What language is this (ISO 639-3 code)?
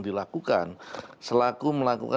ind